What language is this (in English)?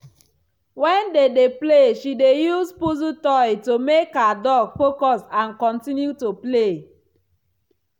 Nigerian Pidgin